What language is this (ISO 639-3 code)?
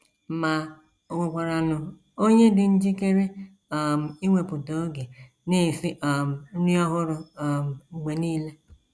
ibo